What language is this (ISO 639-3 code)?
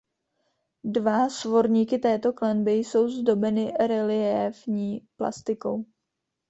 ces